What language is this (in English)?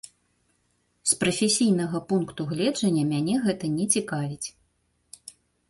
Belarusian